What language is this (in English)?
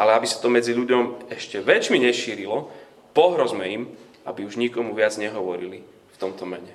Slovak